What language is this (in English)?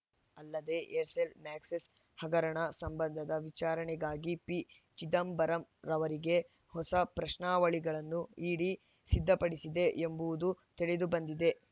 Kannada